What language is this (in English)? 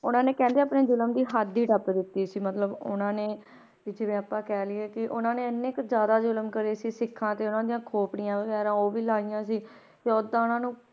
Punjabi